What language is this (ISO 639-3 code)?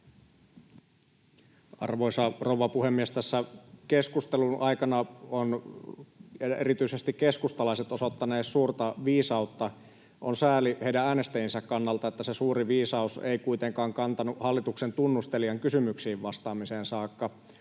fin